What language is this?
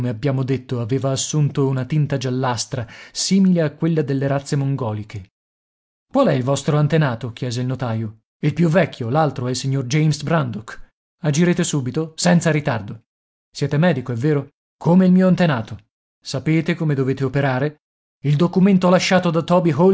Italian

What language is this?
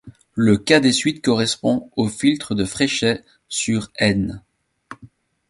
French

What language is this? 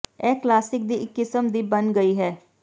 Punjabi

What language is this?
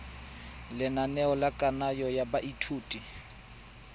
Tswana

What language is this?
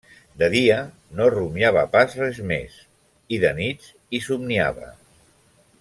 Catalan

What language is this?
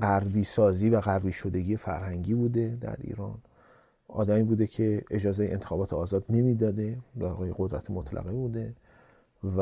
Persian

